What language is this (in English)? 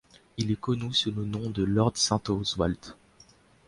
French